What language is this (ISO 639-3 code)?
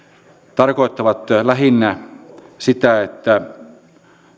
fin